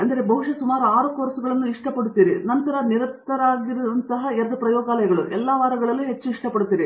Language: Kannada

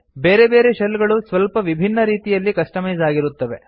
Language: Kannada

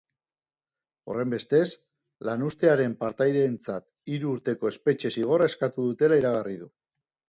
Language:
Basque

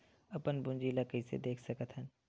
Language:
Chhattisgarhi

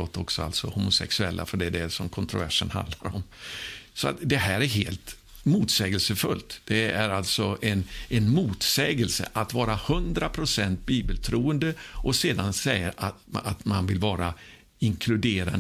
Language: Swedish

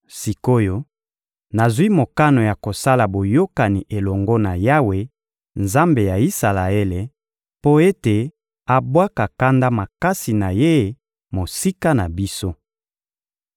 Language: Lingala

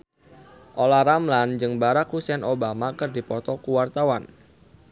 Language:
Sundanese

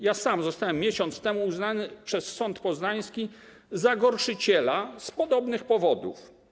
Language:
Polish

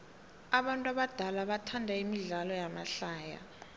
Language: South Ndebele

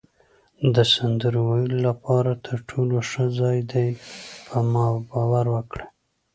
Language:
Pashto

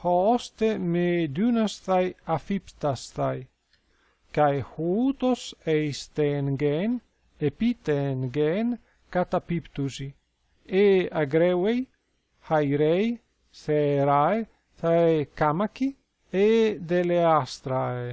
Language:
Greek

